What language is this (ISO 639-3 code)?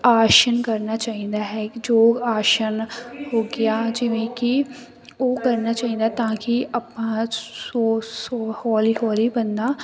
pan